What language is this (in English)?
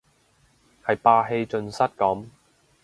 Cantonese